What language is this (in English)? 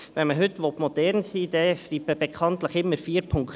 Swiss German